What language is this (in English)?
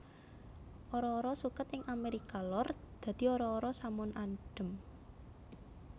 Javanese